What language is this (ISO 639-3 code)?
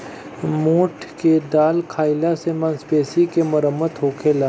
bho